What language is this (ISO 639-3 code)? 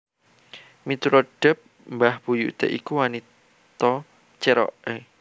jav